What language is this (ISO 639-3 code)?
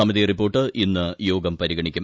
mal